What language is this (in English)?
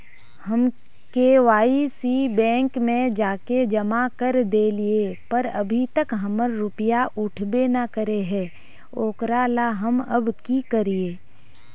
Magahi